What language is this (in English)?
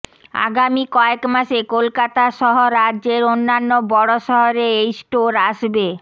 Bangla